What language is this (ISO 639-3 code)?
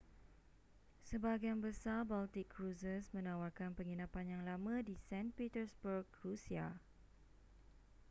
msa